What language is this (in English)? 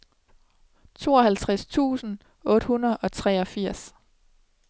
Danish